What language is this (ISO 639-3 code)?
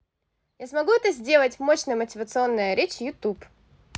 rus